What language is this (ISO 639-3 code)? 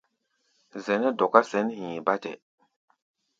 gba